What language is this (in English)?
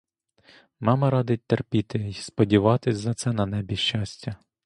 Ukrainian